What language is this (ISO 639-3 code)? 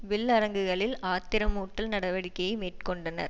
tam